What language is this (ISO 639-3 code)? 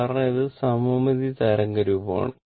mal